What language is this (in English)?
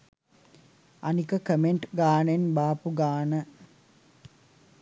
Sinhala